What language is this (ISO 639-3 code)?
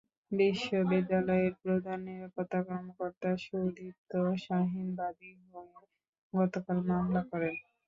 ben